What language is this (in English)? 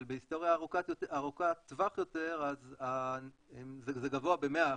Hebrew